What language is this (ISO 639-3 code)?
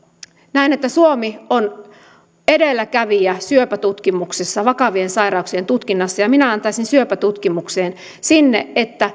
fin